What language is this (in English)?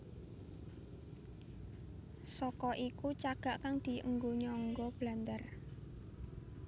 Javanese